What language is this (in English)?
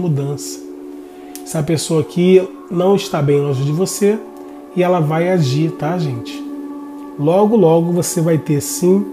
Portuguese